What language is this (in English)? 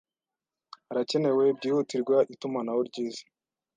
Kinyarwanda